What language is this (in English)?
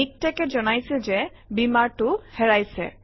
Assamese